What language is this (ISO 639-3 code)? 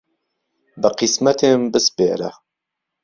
ckb